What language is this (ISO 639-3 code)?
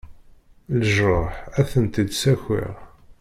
kab